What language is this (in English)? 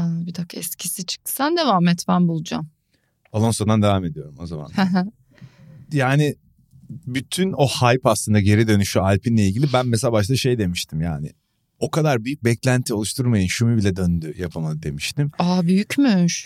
Turkish